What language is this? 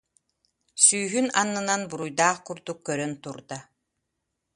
Yakut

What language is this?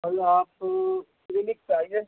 Urdu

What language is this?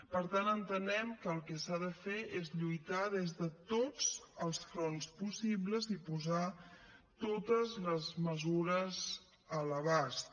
Catalan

